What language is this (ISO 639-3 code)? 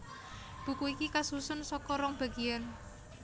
jav